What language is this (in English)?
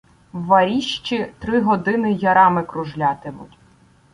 Ukrainian